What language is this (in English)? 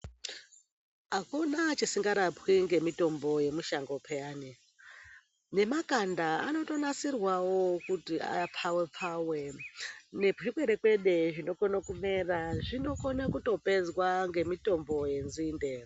Ndau